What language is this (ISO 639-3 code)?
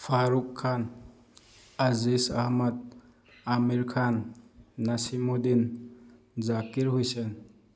mni